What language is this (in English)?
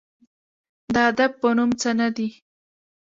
Pashto